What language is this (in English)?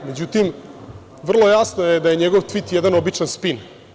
Serbian